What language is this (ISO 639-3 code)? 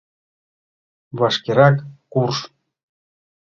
chm